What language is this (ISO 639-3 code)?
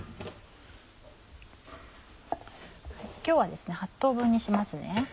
jpn